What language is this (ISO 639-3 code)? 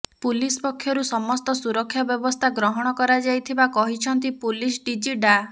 ori